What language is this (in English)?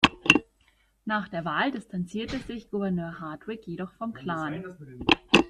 German